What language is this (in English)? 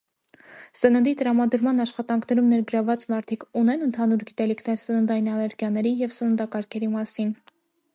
Armenian